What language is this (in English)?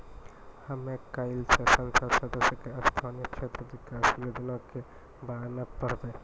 Maithili